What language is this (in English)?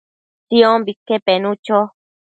Matsés